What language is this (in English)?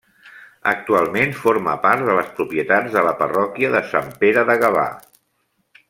Catalan